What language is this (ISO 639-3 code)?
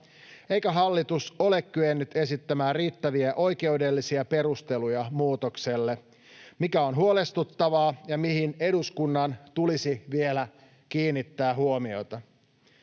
fin